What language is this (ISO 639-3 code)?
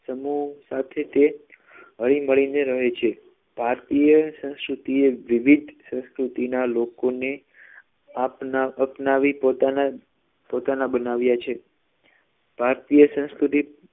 guj